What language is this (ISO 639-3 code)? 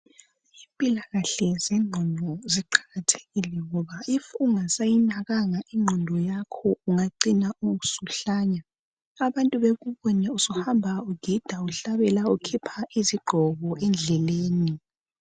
nde